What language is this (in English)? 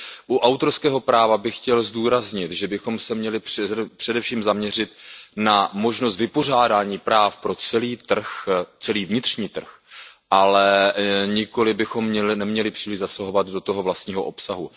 Czech